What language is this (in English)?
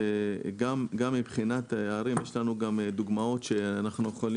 Hebrew